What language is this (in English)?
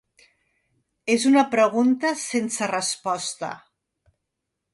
Catalan